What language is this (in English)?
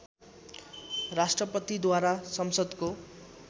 Nepali